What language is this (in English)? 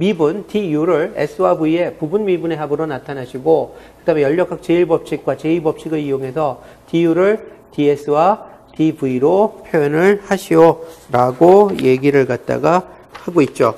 Korean